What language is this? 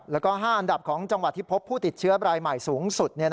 Thai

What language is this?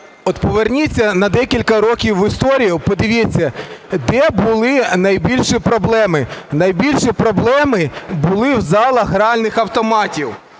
Ukrainian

